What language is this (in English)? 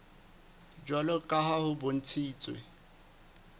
Southern Sotho